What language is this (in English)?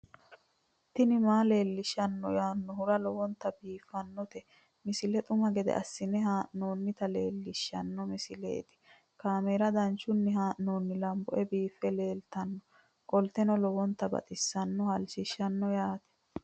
Sidamo